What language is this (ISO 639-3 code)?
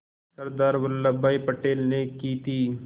hin